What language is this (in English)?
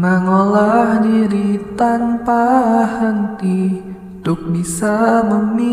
Indonesian